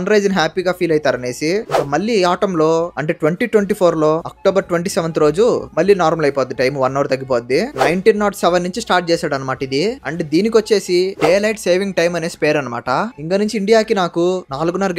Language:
Telugu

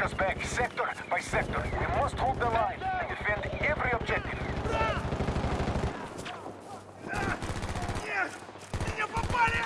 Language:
English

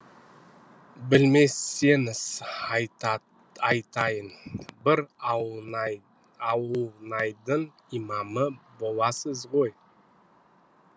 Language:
Kazakh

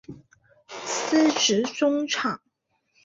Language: Chinese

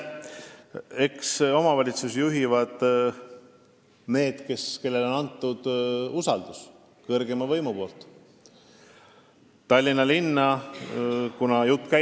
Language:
Estonian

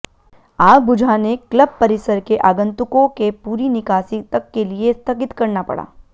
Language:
Hindi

